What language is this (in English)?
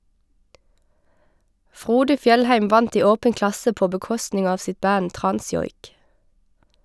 Norwegian